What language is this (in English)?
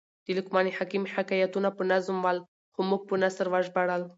Pashto